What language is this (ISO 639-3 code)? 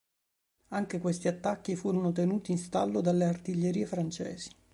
ita